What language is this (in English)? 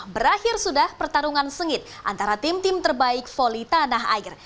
Indonesian